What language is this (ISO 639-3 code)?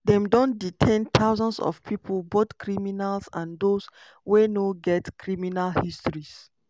pcm